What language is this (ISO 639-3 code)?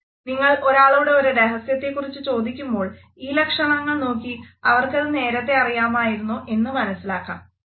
mal